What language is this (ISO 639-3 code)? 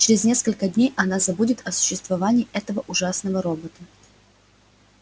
rus